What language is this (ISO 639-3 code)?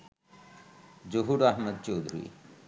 ben